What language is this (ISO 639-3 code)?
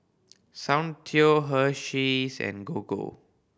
eng